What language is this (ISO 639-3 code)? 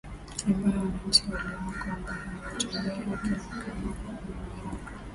swa